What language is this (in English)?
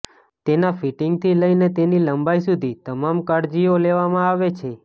Gujarati